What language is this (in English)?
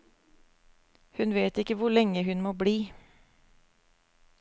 Norwegian